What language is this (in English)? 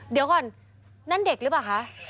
Thai